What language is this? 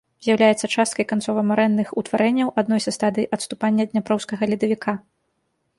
Belarusian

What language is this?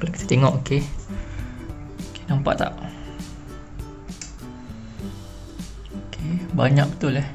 Malay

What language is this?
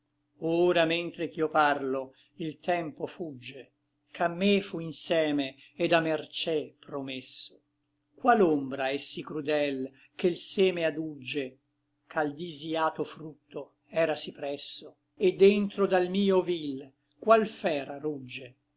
Italian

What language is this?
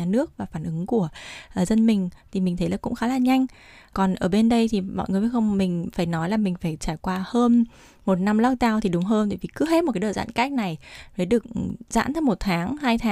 Vietnamese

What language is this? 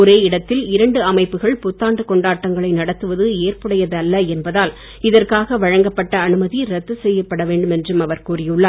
Tamil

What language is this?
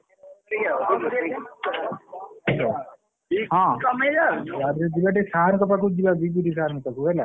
Odia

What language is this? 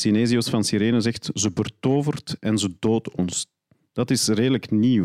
Dutch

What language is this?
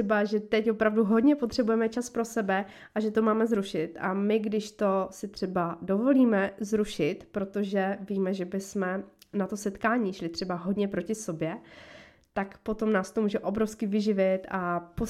Czech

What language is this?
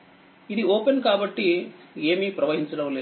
Telugu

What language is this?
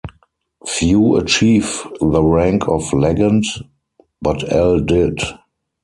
English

